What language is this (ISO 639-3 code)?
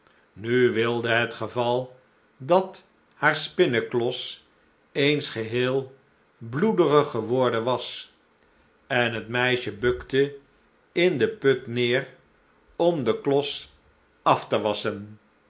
nld